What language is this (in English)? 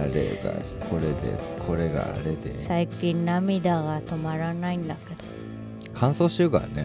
Japanese